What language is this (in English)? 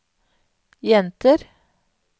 Norwegian